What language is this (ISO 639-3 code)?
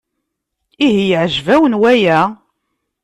kab